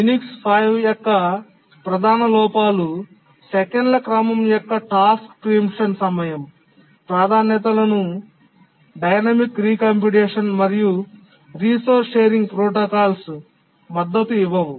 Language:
Telugu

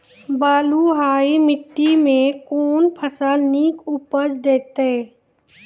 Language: Maithili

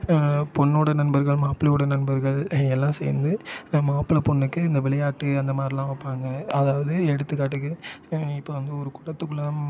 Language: Tamil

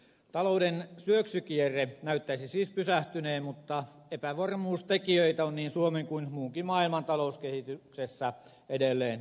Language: Finnish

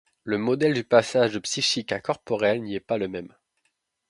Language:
French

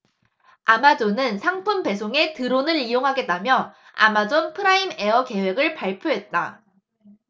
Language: Korean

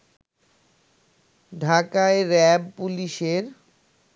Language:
Bangla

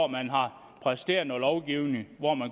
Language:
Danish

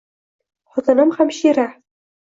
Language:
Uzbek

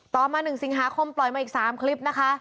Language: Thai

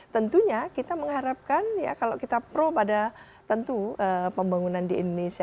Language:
Indonesian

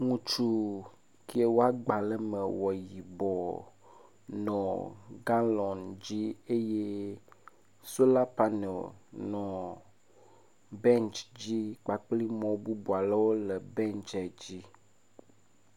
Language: Ewe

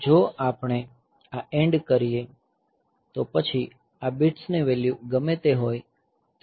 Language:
Gujarati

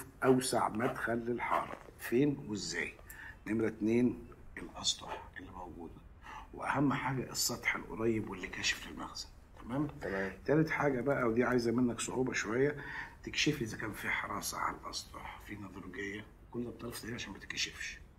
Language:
Arabic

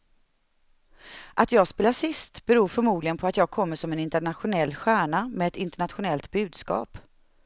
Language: Swedish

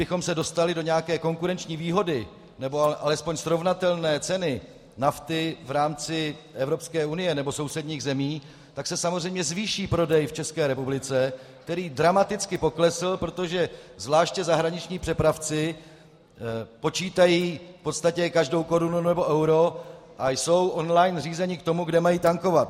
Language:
Czech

